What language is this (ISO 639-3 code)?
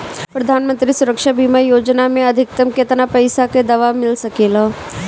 bho